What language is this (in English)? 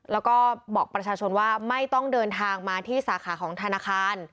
Thai